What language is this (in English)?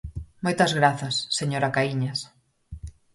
Galician